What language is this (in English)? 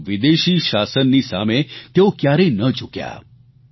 Gujarati